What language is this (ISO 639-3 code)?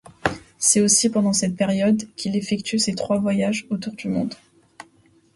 fra